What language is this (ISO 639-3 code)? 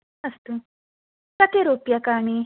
san